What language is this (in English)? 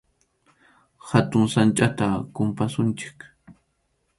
Arequipa-La Unión Quechua